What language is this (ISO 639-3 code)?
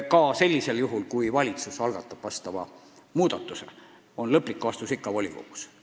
est